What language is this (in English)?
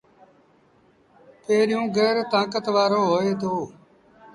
Sindhi Bhil